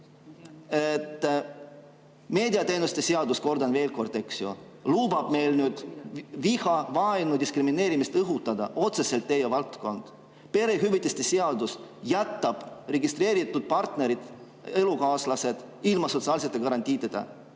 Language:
Estonian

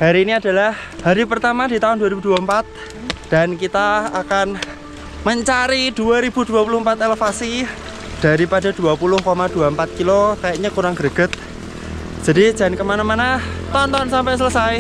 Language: Indonesian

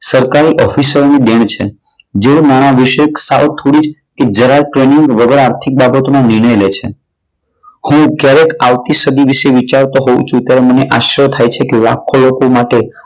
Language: Gujarati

